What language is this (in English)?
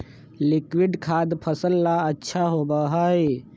Magahi